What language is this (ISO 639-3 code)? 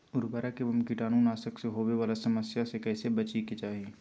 mag